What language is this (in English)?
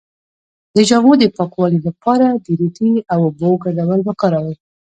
Pashto